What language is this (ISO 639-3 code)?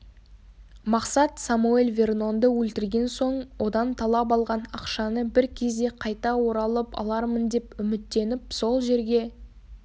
kaz